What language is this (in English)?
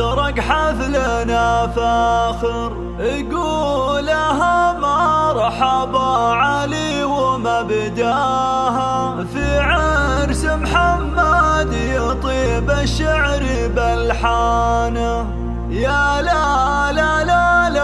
Arabic